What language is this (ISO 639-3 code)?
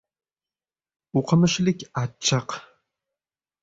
uzb